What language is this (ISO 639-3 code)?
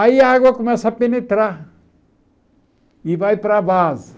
por